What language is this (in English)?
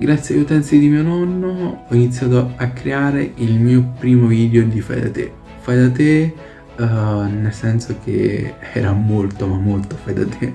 Italian